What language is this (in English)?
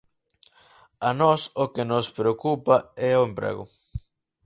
Galician